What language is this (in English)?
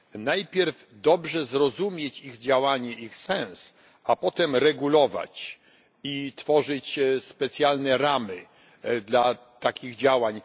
Polish